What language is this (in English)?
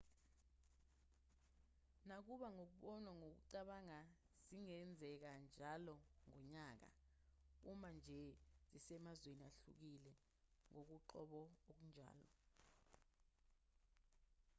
Zulu